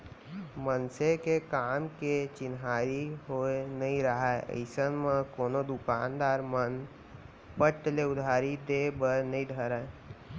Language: Chhattisgarhi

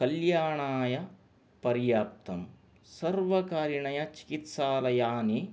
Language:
Sanskrit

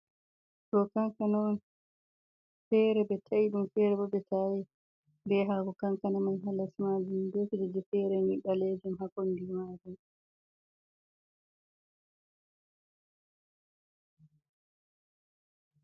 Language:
Fula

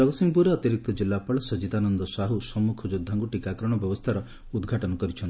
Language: Odia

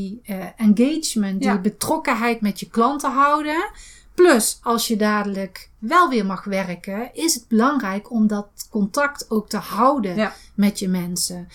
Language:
Dutch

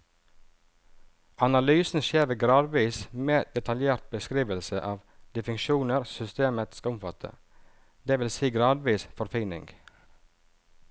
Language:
Norwegian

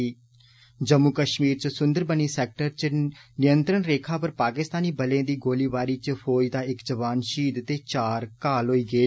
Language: Dogri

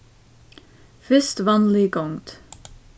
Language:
Faroese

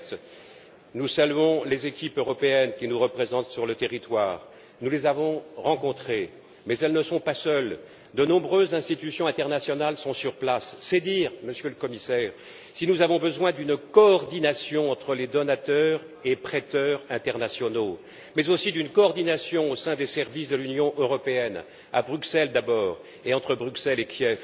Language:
French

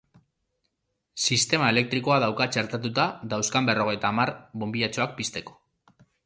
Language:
Basque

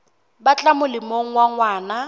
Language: Southern Sotho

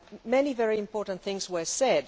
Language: English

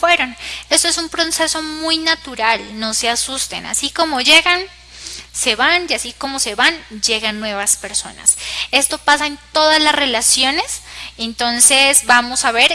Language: Spanish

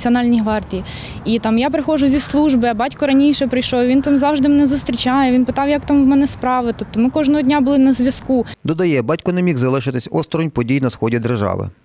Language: Ukrainian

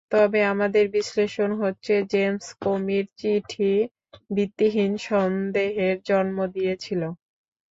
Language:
Bangla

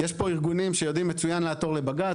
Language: Hebrew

